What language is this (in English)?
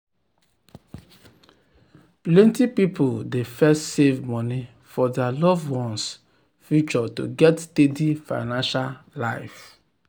Nigerian Pidgin